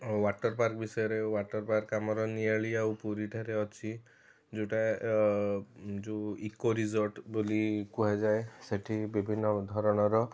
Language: Odia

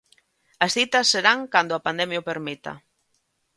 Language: Galician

